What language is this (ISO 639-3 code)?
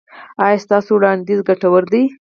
pus